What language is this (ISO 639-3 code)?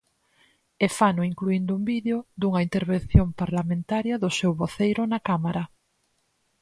glg